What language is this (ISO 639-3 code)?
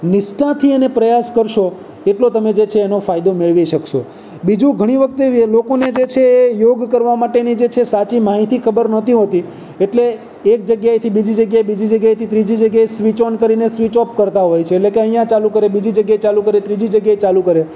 guj